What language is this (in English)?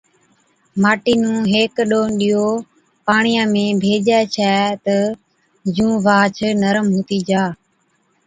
Od